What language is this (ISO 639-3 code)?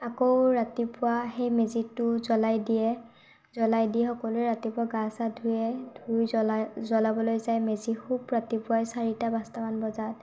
asm